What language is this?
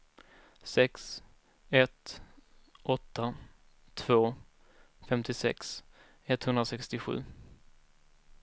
Swedish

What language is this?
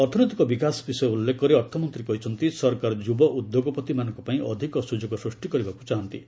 Odia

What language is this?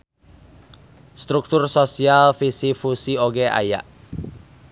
Sundanese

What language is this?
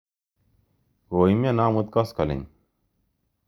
Kalenjin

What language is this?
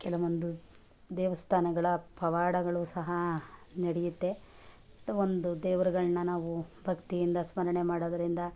Kannada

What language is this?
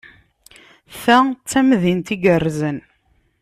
Kabyle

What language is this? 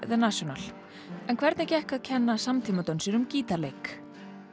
Icelandic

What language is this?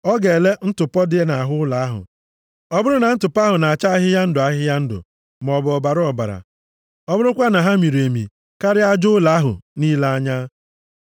Igbo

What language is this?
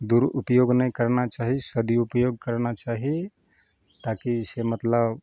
Maithili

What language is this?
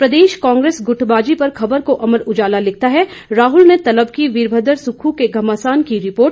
Hindi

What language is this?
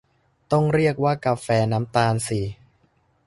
Thai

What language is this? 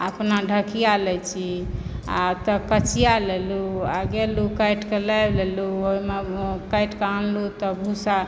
Maithili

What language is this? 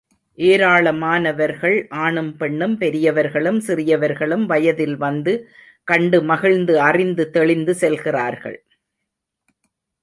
Tamil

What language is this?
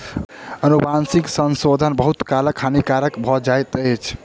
Maithili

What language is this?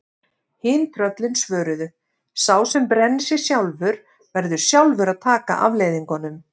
Icelandic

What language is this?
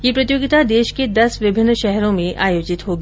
Hindi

